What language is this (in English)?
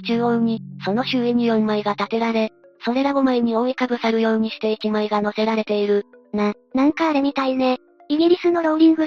Japanese